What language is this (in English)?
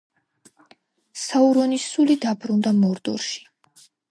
Georgian